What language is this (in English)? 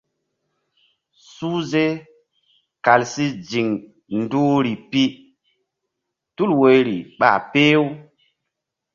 Mbum